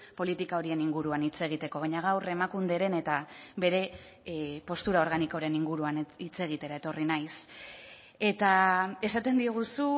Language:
Basque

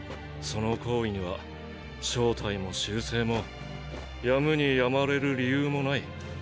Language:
Japanese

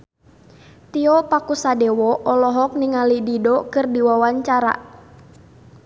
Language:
Sundanese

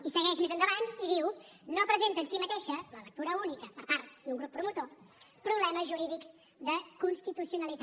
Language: Catalan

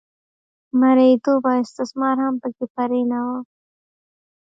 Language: Pashto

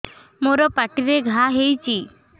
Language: Odia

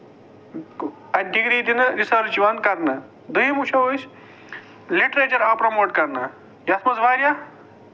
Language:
Kashmiri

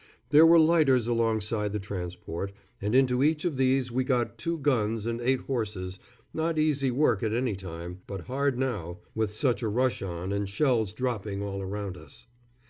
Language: English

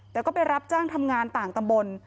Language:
Thai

